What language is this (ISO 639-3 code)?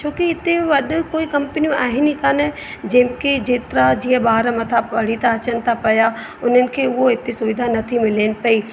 snd